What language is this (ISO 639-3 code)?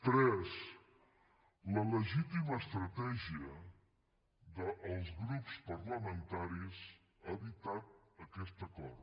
cat